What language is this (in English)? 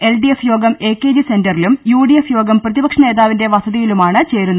Malayalam